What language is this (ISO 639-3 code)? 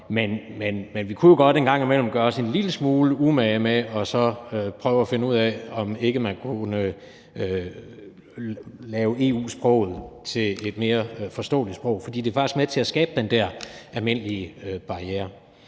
dan